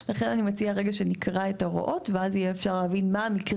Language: Hebrew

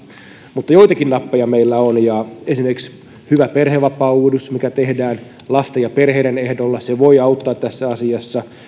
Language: Finnish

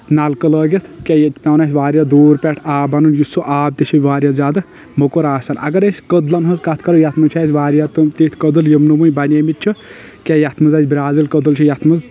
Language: Kashmiri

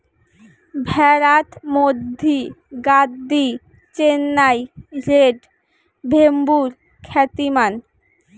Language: Bangla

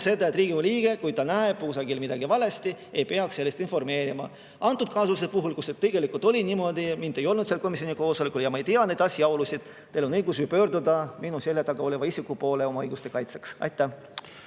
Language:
Estonian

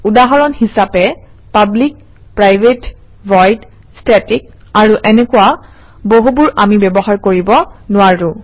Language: Assamese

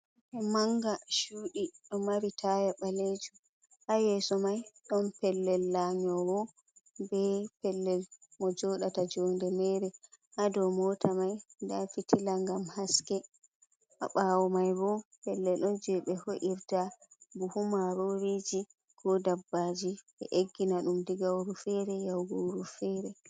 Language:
Fula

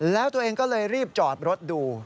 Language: Thai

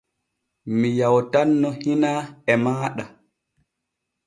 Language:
Borgu Fulfulde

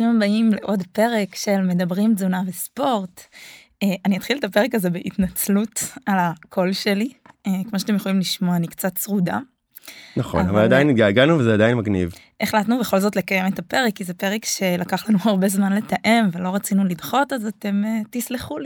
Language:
Hebrew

